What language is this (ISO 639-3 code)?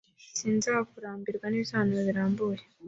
kin